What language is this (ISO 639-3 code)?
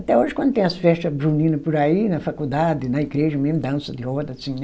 por